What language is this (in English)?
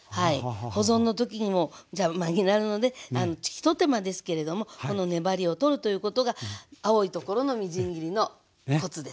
Japanese